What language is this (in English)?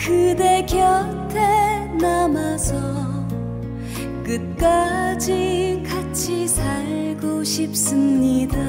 Korean